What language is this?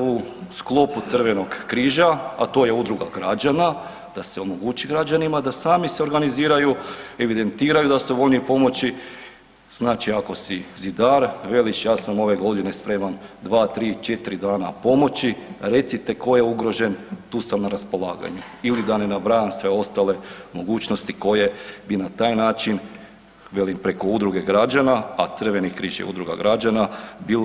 Croatian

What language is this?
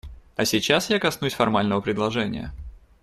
Russian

